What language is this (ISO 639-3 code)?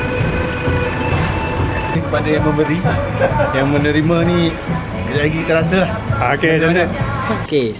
msa